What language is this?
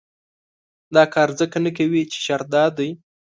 Pashto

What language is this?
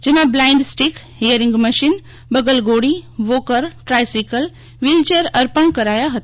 Gujarati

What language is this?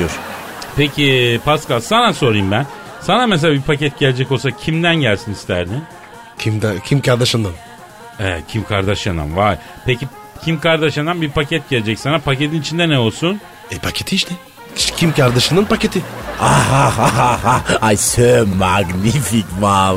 Turkish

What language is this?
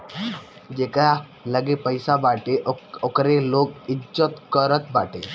Bhojpuri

